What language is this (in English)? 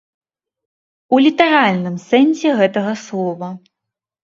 Belarusian